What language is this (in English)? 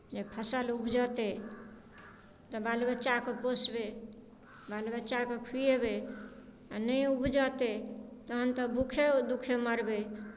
Maithili